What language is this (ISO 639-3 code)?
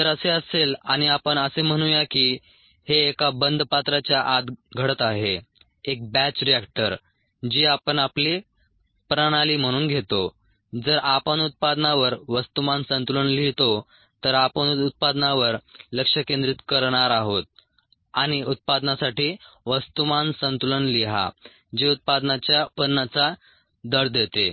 mar